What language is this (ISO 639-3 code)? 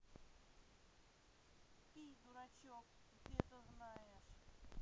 rus